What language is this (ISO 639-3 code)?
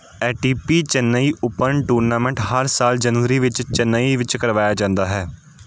pan